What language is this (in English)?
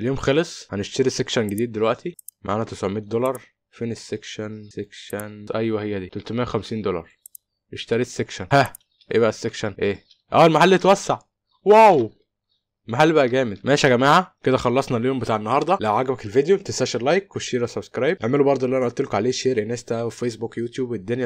Arabic